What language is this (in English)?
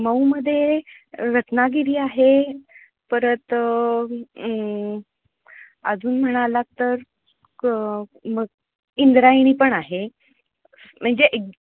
Marathi